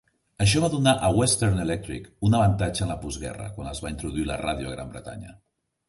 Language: Catalan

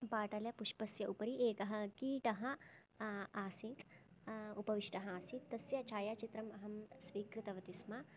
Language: Sanskrit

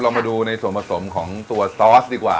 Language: Thai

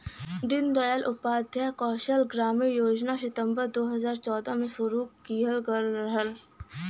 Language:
Bhojpuri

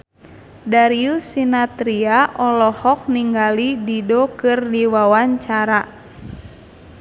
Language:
Sundanese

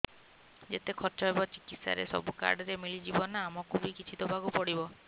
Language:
Odia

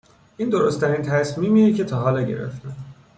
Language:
Persian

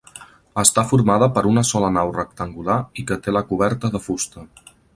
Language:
Catalan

